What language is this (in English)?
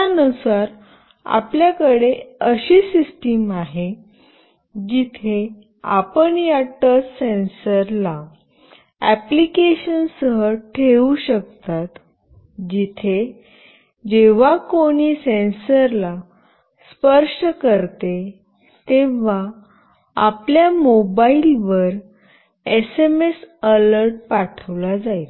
Marathi